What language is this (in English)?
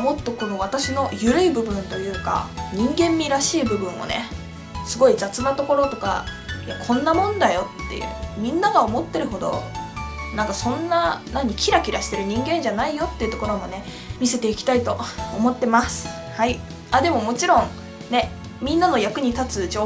Japanese